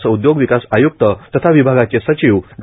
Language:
Marathi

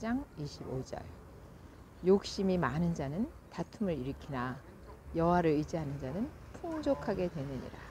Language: Korean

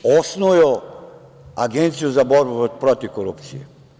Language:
Serbian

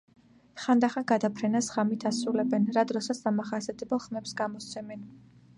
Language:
Georgian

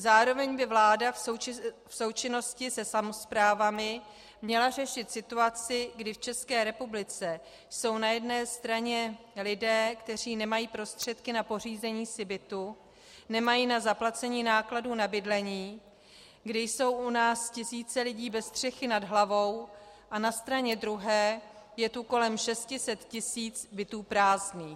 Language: Czech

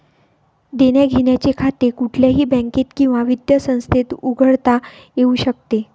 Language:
Marathi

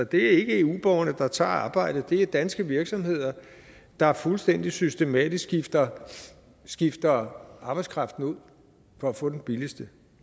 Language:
Danish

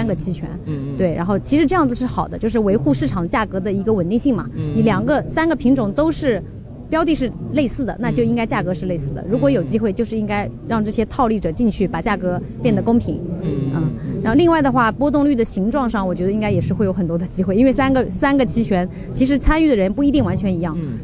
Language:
Chinese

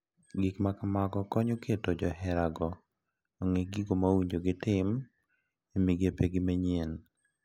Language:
Luo (Kenya and Tanzania)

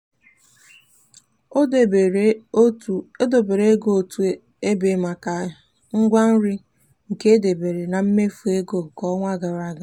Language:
Igbo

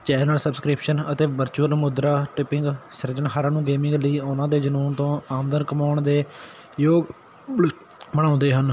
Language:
Punjabi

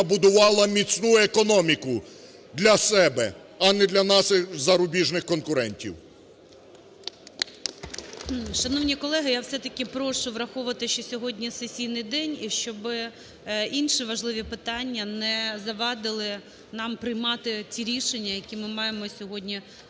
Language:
Ukrainian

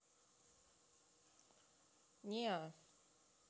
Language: Russian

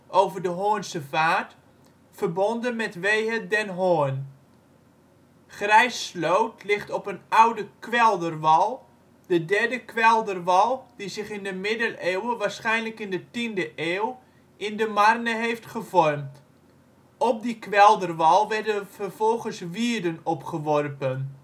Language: Dutch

